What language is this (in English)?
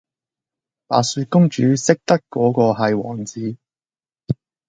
Cantonese